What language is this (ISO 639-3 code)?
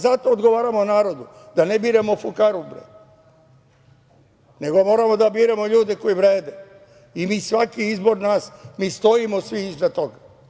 srp